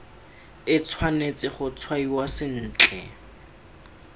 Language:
Tswana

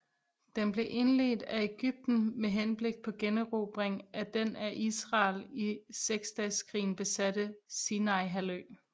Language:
Danish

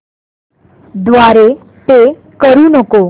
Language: Marathi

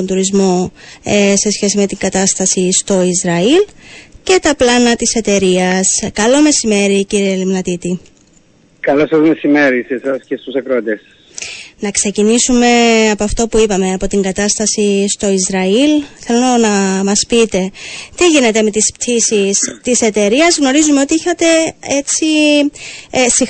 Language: Greek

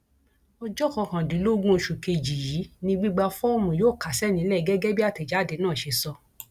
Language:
Yoruba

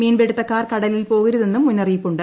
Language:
Malayalam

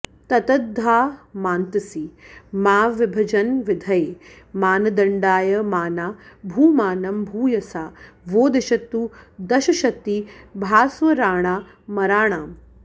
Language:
Sanskrit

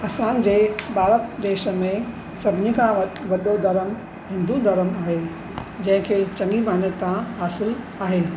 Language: Sindhi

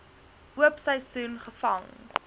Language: Afrikaans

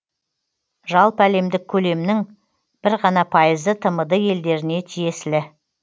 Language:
Kazakh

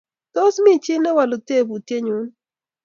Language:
Kalenjin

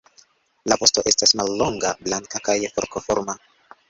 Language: Esperanto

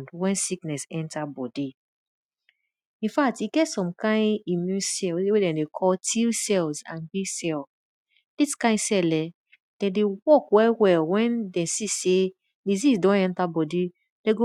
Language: Nigerian Pidgin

